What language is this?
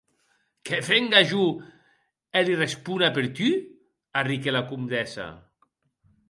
Occitan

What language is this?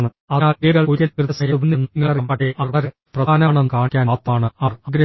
Malayalam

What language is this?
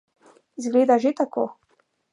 Slovenian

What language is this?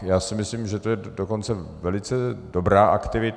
Czech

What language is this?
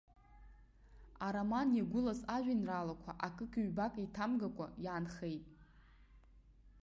Abkhazian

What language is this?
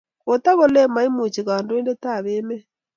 Kalenjin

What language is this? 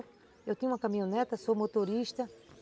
Portuguese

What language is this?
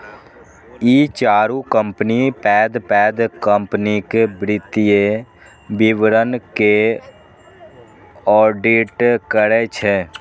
Maithili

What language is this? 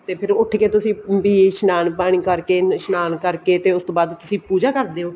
Punjabi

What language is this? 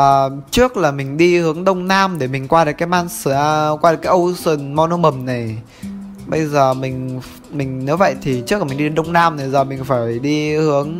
Vietnamese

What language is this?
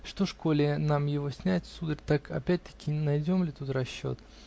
Russian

